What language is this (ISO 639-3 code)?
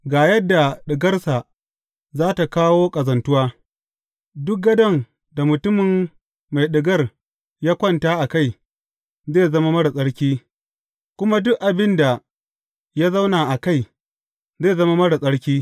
hau